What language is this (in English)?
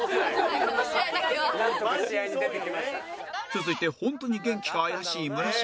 Japanese